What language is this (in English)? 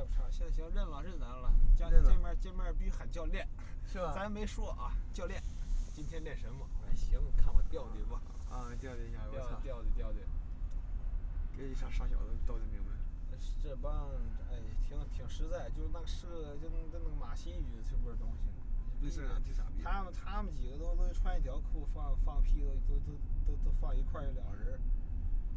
Chinese